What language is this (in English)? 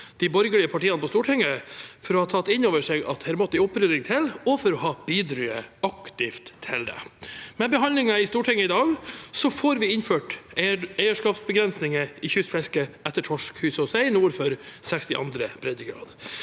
Norwegian